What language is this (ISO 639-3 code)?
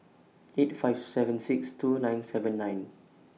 eng